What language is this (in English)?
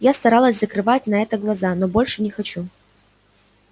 Russian